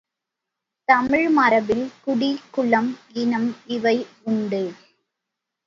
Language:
Tamil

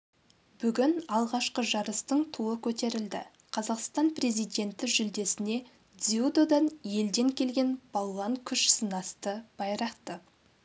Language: Kazakh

